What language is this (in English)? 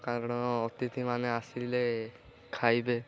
Odia